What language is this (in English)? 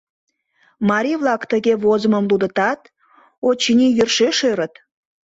Mari